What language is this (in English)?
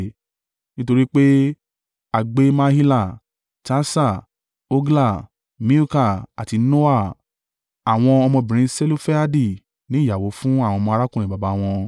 Yoruba